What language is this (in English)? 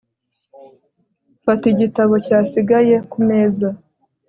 Kinyarwanda